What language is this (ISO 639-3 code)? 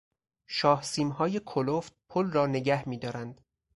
fas